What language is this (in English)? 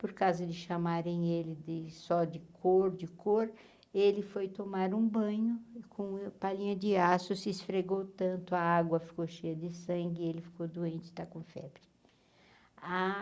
Portuguese